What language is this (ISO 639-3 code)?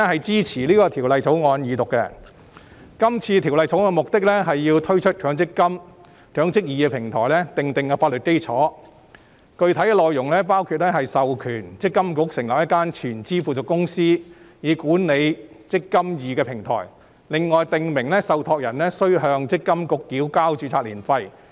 yue